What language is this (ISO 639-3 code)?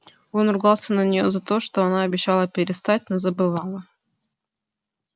rus